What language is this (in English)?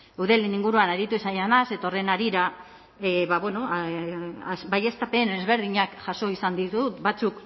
Basque